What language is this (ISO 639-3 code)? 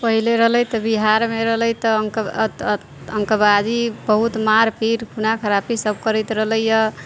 mai